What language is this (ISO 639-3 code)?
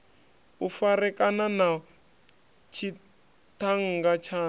ven